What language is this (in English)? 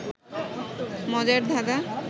Bangla